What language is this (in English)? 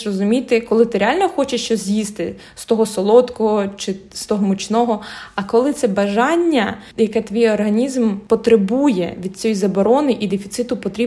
Ukrainian